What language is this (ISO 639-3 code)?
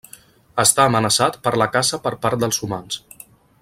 cat